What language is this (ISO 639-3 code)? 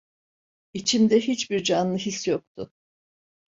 tur